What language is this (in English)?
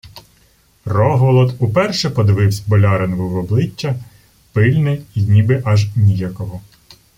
Ukrainian